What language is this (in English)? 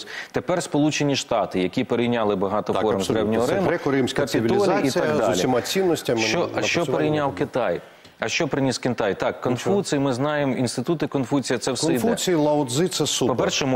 Ukrainian